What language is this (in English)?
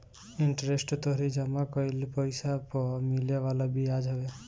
Bhojpuri